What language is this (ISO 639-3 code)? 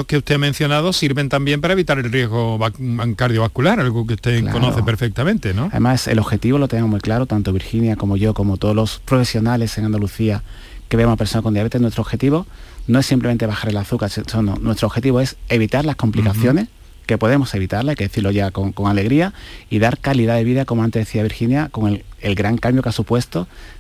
spa